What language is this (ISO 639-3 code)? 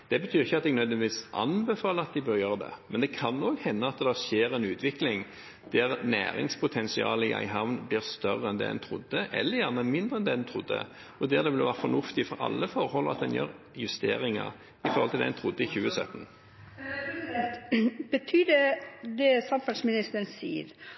nob